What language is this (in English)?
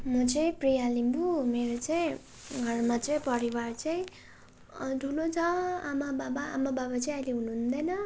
Nepali